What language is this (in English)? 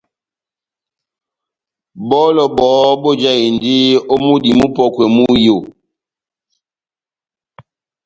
Batanga